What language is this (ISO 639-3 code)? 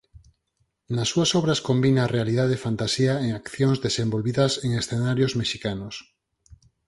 glg